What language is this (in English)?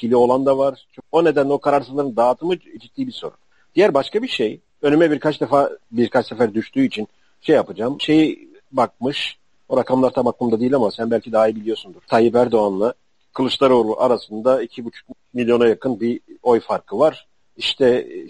Turkish